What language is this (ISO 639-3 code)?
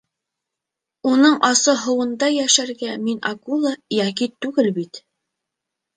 bak